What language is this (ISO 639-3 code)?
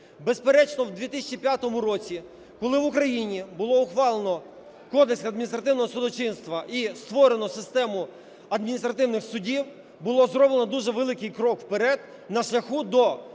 ukr